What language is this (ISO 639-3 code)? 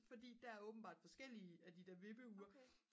dan